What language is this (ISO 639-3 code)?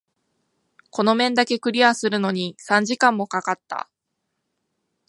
jpn